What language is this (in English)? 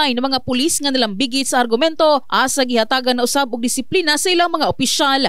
Filipino